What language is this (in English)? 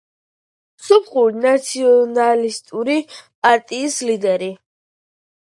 Georgian